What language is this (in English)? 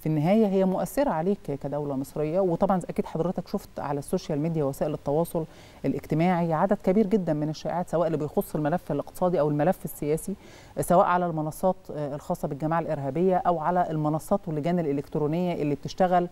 Arabic